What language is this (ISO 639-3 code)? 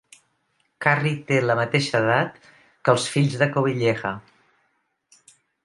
cat